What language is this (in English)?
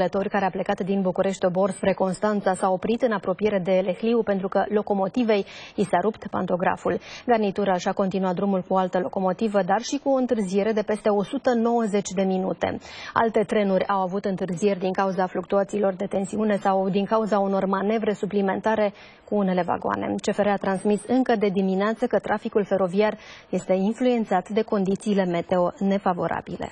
Romanian